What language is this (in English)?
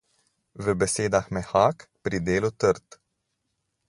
Slovenian